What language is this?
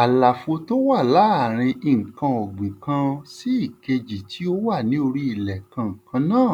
Yoruba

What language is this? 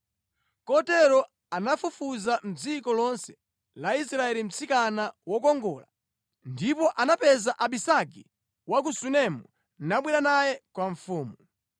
Nyanja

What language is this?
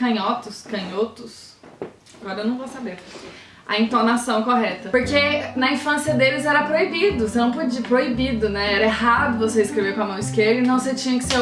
Portuguese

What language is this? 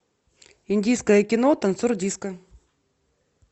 Russian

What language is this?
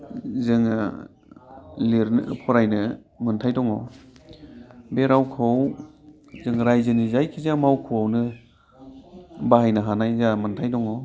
Bodo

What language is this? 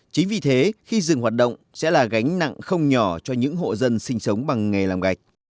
Vietnamese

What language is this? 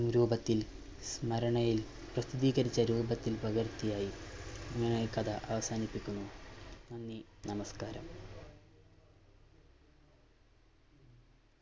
Malayalam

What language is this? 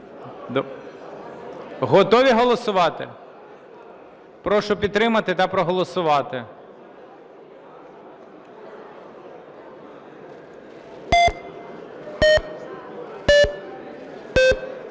Ukrainian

